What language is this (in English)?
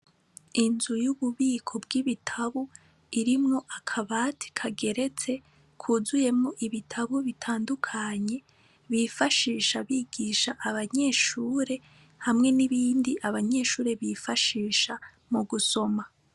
Rundi